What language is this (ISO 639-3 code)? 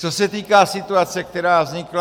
ces